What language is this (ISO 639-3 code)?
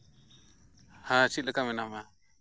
sat